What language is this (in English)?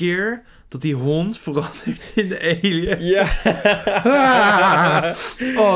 Dutch